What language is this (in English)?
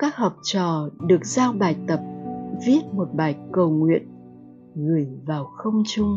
Vietnamese